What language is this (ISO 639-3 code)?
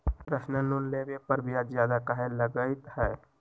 mag